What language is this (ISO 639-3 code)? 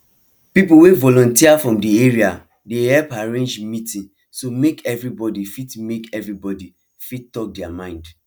pcm